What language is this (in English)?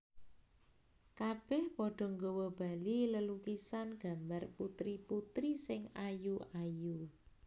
Javanese